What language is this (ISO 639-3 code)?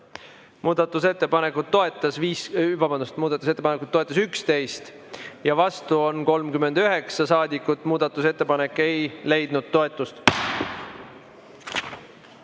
est